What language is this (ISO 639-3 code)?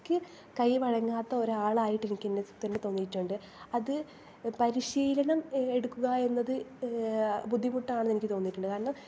mal